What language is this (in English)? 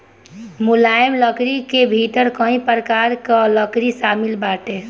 Bhojpuri